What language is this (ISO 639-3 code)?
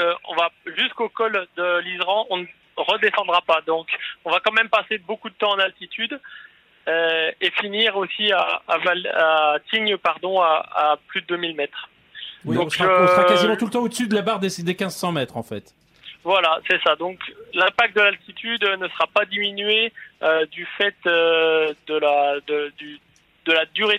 fra